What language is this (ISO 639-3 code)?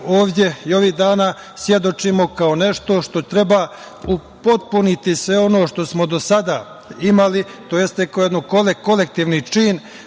srp